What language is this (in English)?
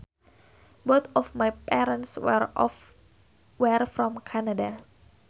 Sundanese